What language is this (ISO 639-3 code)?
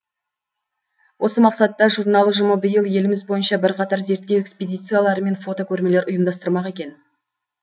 kaz